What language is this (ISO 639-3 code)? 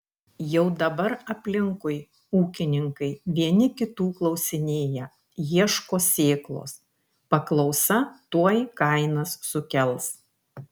lit